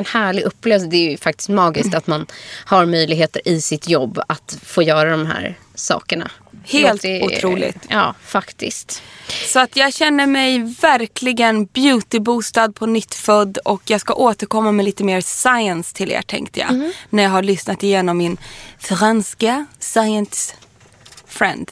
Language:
Swedish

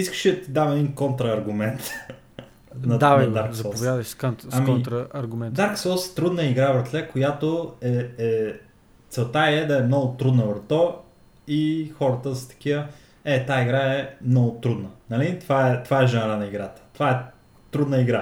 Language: Bulgarian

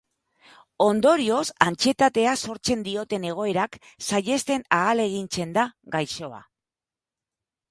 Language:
Basque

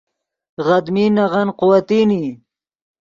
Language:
Yidgha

